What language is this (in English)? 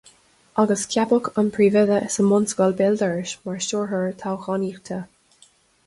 Irish